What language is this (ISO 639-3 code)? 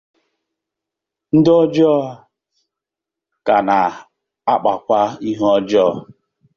ibo